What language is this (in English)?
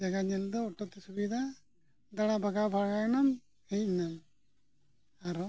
Santali